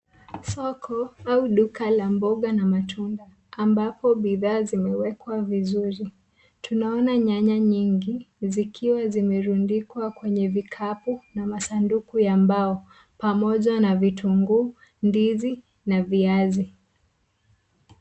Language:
Swahili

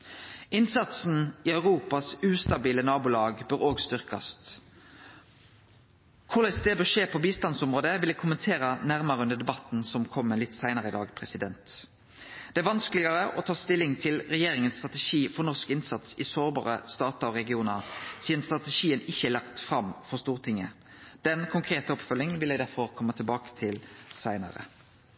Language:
Norwegian Nynorsk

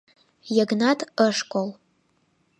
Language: Mari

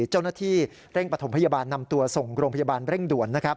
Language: Thai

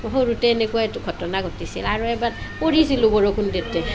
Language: Assamese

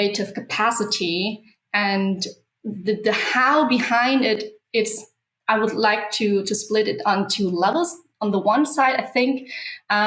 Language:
English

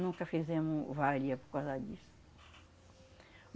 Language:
Portuguese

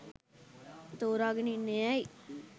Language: Sinhala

